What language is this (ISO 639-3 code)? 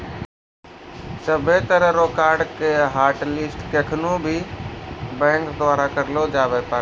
mai